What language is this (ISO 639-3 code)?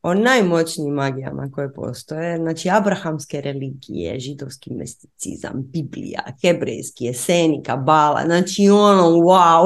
hrv